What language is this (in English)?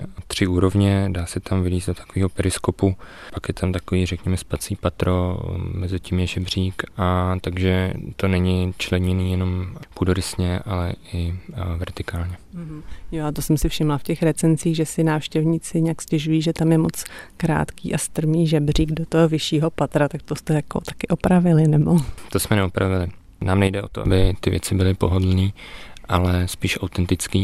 Czech